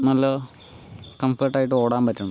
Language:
Malayalam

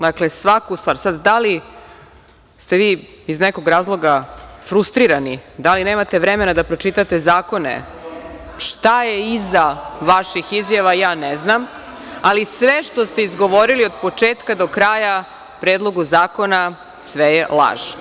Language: Serbian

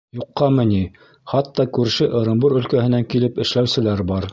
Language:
Bashkir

